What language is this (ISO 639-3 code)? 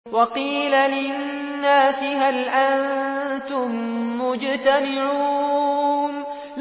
ara